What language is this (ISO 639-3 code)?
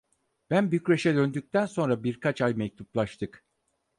tur